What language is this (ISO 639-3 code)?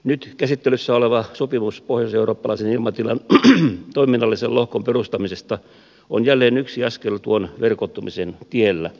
fin